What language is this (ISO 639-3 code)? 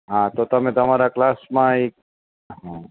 guj